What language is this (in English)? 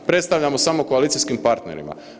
Croatian